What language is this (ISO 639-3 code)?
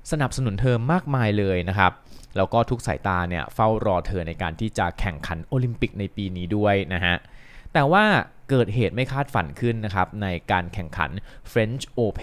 tha